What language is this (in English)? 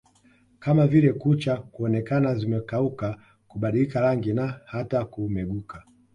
Swahili